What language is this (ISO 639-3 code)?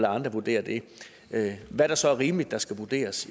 dan